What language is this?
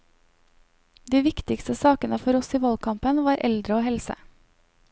Norwegian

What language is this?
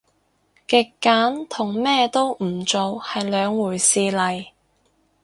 Cantonese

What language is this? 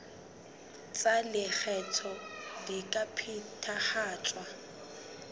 Southern Sotho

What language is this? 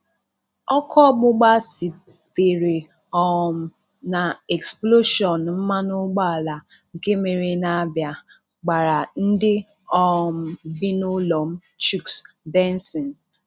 Igbo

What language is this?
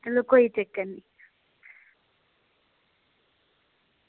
Dogri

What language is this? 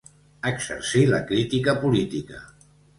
Catalan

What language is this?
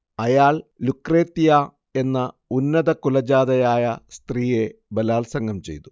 Malayalam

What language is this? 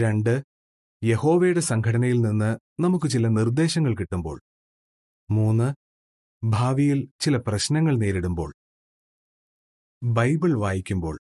Malayalam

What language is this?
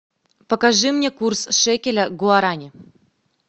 Russian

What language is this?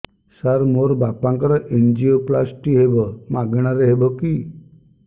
Odia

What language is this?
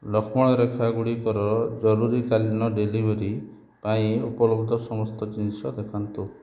Odia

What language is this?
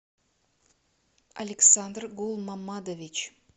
Russian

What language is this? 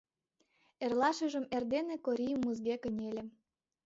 Mari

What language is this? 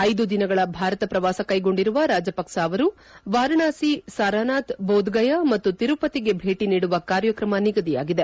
Kannada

